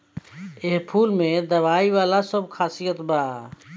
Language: Bhojpuri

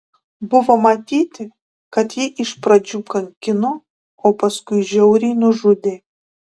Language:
Lithuanian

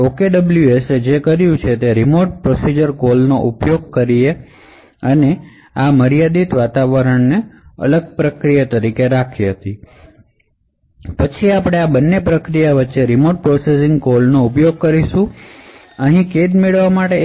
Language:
Gujarati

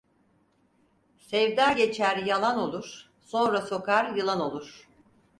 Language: Turkish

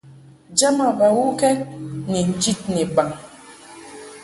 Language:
Mungaka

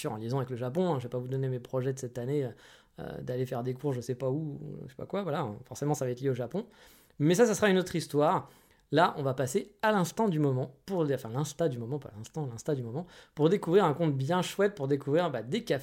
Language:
French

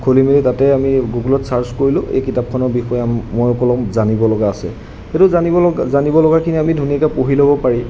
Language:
Assamese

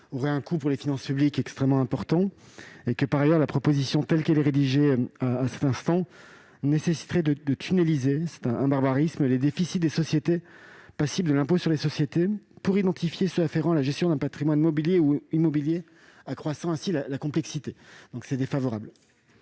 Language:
French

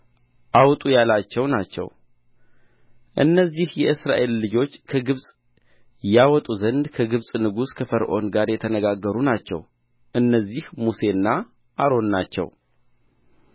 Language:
Amharic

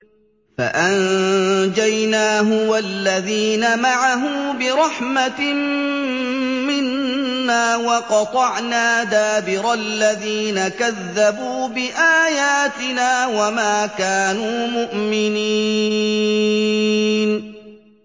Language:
Arabic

